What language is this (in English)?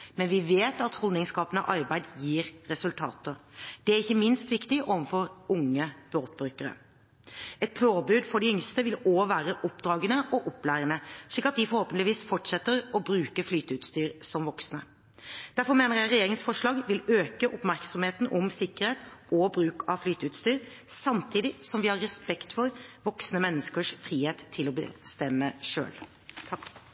Norwegian Bokmål